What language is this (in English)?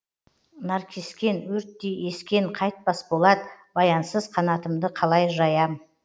Kazakh